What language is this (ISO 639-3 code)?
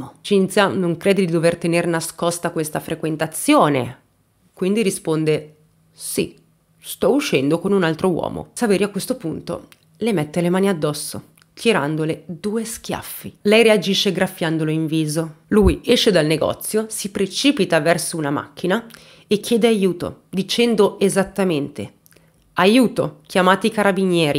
ita